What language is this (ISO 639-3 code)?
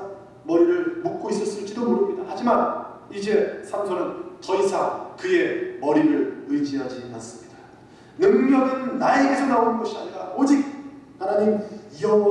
kor